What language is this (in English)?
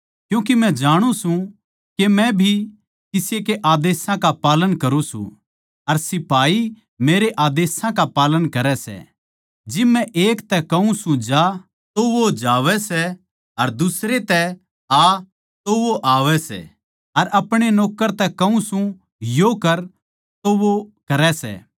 Haryanvi